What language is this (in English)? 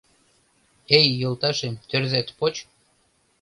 Mari